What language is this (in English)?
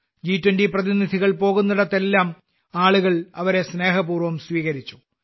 Malayalam